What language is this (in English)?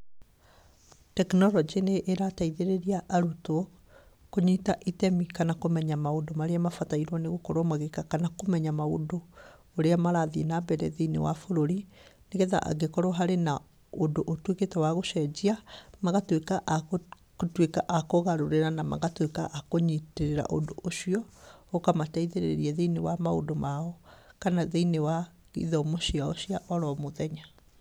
Kikuyu